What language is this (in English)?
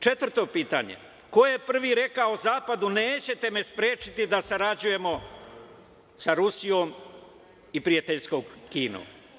Serbian